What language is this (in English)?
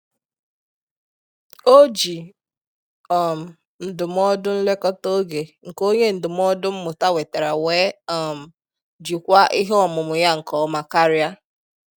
Igbo